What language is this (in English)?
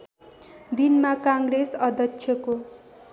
Nepali